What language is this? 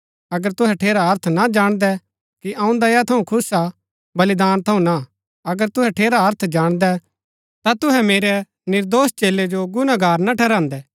Gaddi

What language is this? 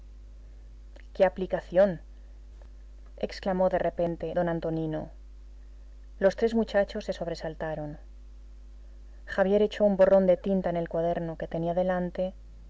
Spanish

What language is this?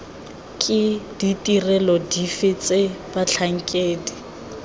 Tswana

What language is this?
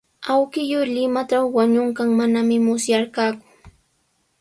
Sihuas Ancash Quechua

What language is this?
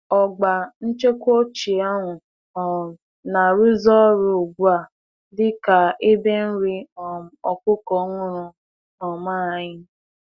Igbo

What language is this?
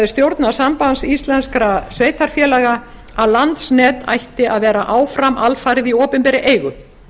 Icelandic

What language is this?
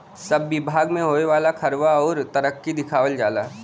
Bhojpuri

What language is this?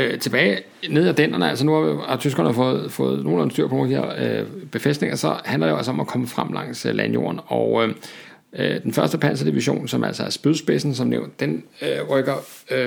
Danish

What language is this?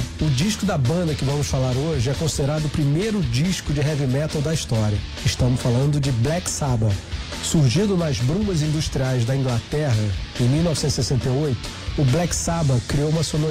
Portuguese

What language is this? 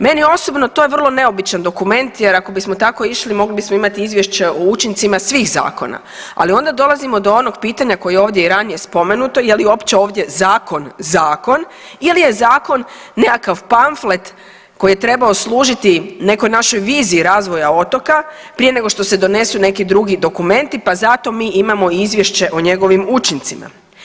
Croatian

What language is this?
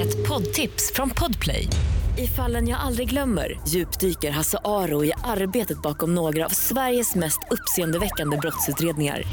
Swedish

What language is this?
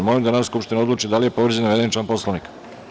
Serbian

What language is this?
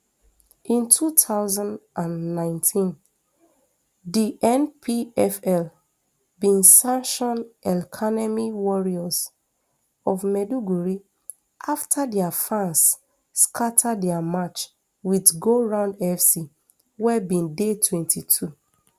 Nigerian Pidgin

